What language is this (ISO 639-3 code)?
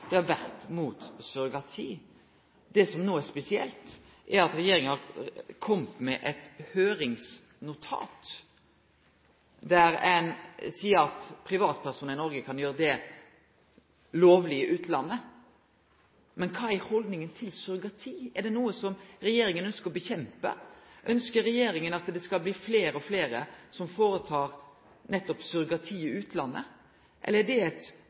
nno